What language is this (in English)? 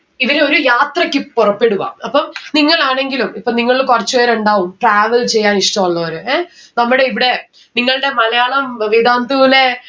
Malayalam